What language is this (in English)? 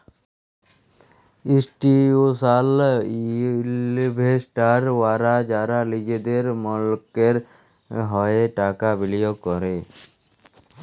Bangla